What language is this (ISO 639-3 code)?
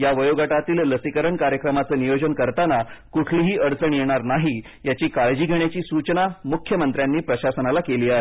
mar